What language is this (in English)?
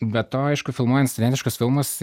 Lithuanian